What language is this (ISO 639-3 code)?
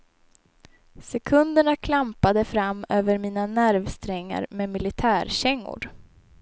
swe